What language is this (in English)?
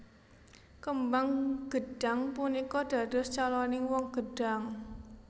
Javanese